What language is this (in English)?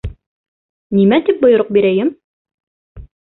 Bashkir